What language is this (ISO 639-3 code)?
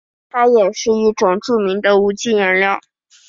zho